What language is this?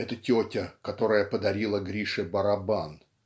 Russian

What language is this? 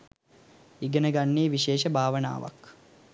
Sinhala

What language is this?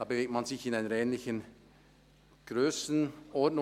Swiss German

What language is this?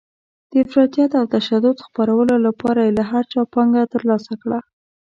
Pashto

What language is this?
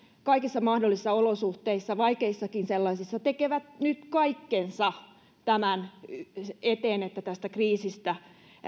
Finnish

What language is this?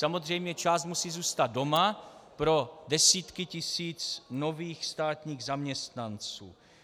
Czech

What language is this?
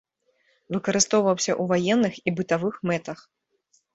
Belarusian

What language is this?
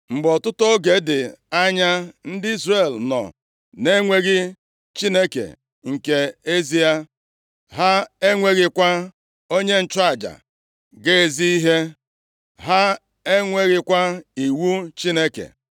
Igbo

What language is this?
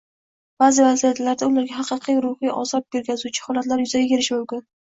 Uzbek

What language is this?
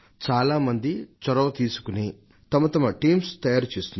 Telugu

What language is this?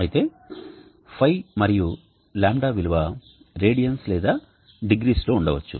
Telugu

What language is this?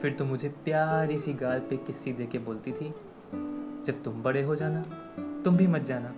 Hindi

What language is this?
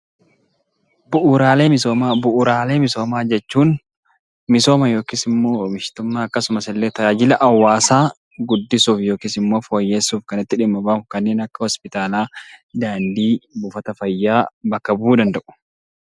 Oromo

